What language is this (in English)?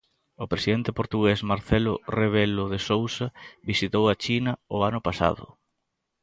Galician